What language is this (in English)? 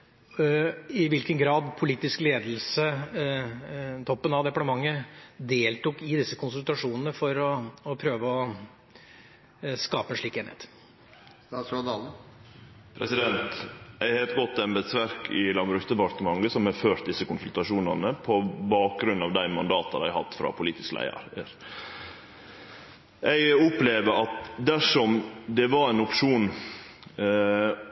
Norwegian